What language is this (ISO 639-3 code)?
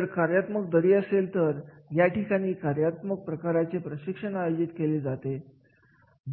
mar